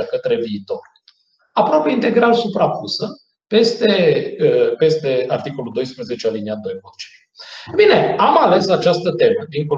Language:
Romanian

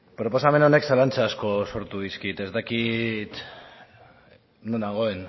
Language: Basque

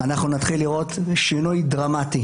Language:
Hebrew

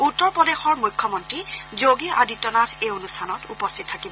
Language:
Assamese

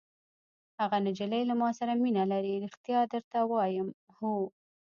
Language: Pashto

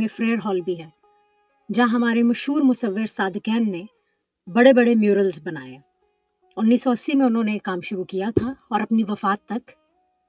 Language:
Urdu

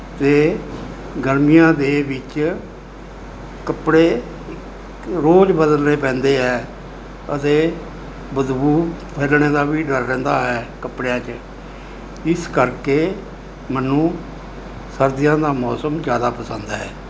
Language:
Punjabi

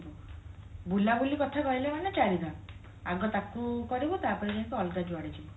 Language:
Odia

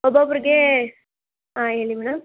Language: Kannada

